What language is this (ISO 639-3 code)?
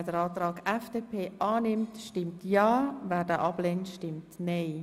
gsw